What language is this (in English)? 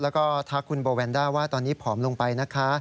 Thai